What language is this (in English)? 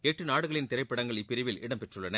Tamil